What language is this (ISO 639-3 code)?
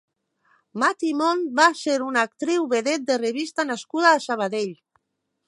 cat